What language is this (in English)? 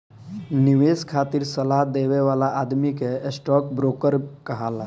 Bhojpuri